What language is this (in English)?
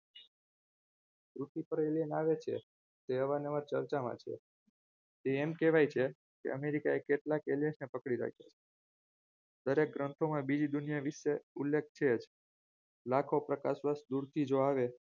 Gujarati